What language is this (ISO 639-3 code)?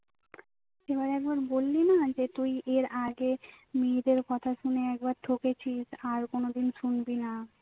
ben